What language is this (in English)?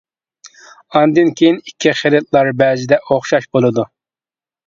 Uyghur